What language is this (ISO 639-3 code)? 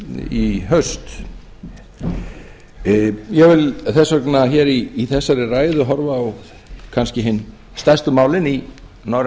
isl